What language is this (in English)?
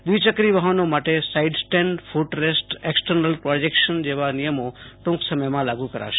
Gujarati